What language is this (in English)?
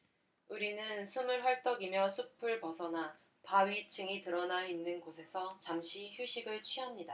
Korean